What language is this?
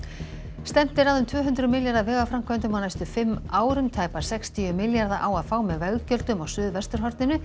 Icelandic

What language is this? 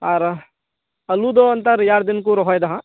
Santali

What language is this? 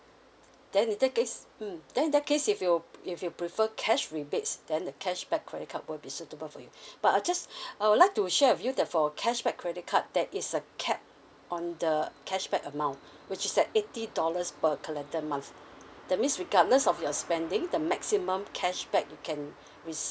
English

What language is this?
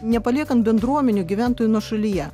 Lithuanian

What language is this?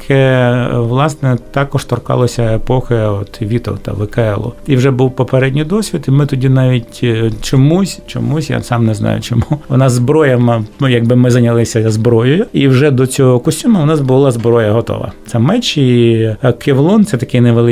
Ukrainian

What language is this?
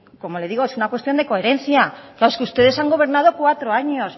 Spanish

